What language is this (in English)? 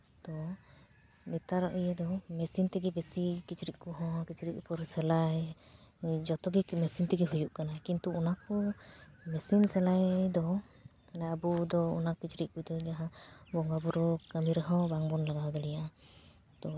Santali